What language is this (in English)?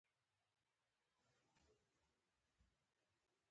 Pashto